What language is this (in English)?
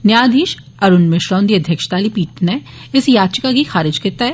Dogri